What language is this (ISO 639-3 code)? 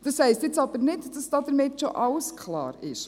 gsw